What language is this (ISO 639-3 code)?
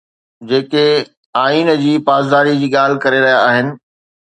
snd